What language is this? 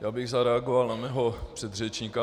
Czech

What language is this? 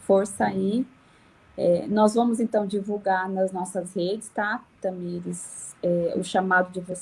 Portuguese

